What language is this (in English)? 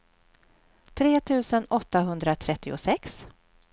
Swedish